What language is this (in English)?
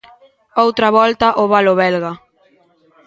Galician